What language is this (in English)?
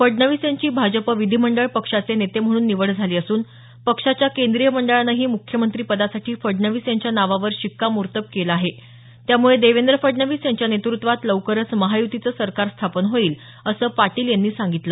Marathi